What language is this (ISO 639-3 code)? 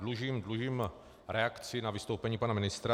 ces